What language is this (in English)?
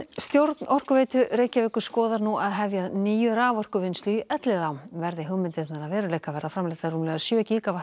Icelandic